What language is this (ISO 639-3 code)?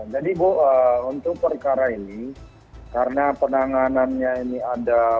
ind